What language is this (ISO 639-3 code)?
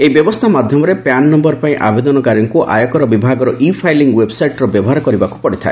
ori